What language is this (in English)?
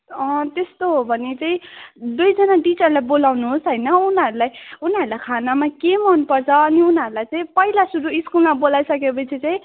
Nepali